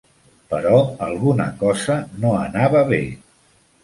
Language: Catalan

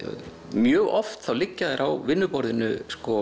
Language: Icelandic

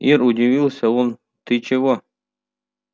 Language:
Russian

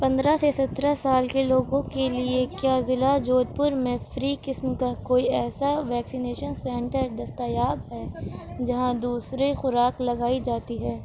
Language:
Urdu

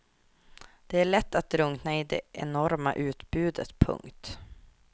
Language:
Swedish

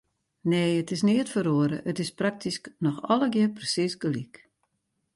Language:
Western Frisian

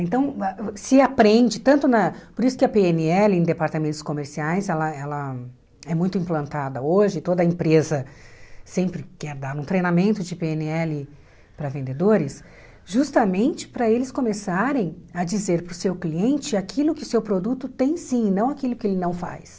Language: Portuguese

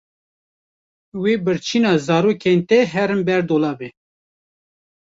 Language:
Kurdish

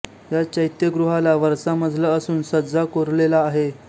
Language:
Marathi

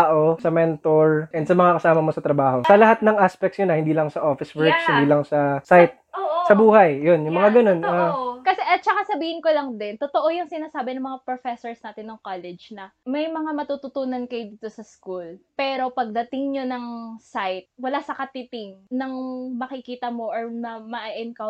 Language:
Filipino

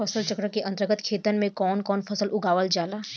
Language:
Bhojpuri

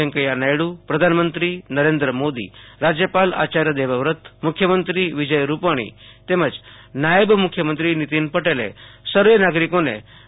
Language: Gujarati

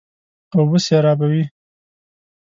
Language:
Pashto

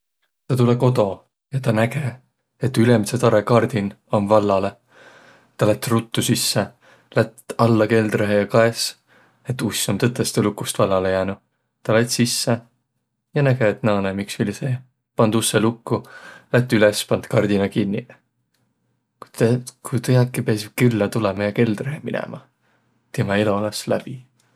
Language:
Võro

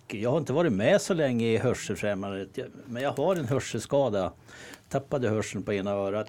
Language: Swedish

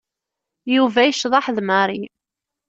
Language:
Kabyle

